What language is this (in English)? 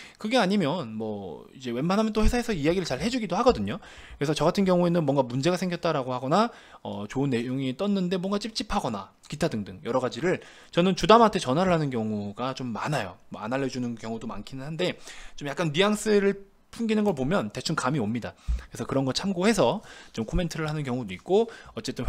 Korean